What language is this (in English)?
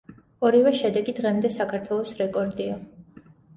Georgian